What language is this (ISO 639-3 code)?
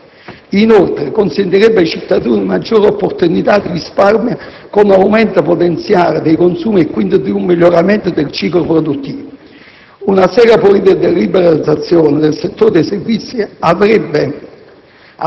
ita